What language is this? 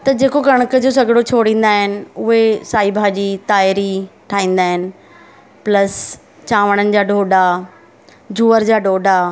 Sindhi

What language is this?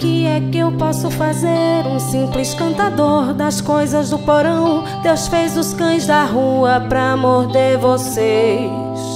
Portuguese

